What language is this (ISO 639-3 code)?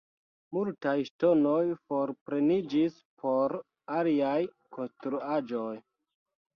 epo